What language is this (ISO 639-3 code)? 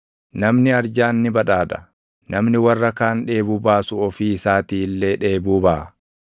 orm